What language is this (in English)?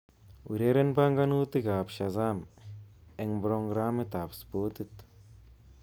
Kalenjin